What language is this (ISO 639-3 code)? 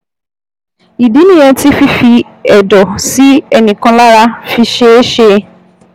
yor